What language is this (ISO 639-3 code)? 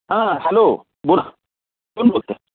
mar